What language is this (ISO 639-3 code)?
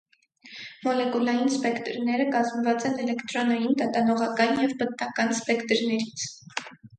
hye